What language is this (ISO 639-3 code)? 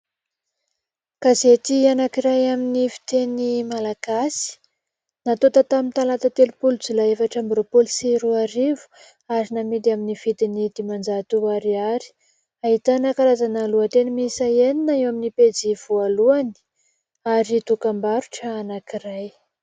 mlg